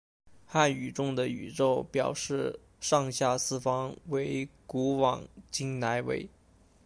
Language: Chinese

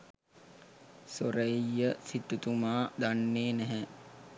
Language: Sinhala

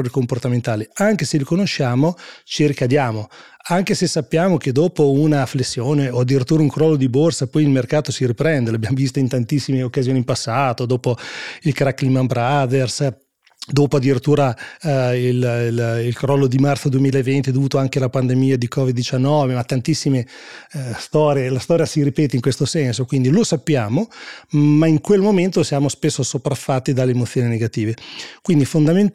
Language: Italian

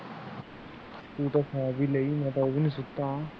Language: Punjabi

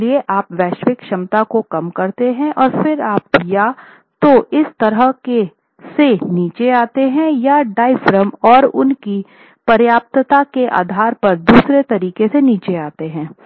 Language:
Hindi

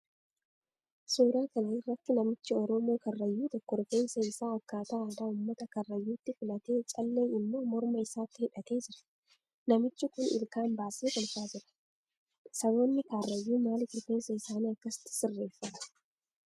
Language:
Oromo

